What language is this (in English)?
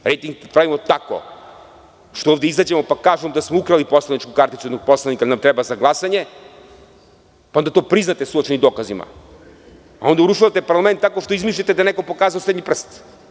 Serbian